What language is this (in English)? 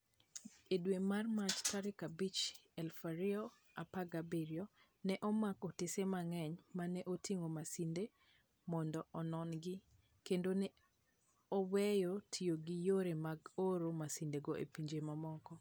Luo (Kenya and Tanzania)